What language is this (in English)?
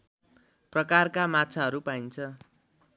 Nepali